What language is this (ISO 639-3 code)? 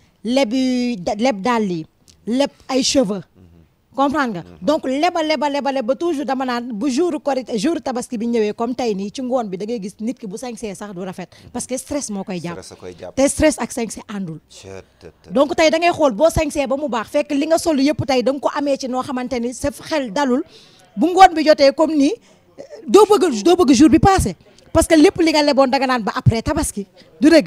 ara